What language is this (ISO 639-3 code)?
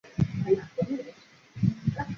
zho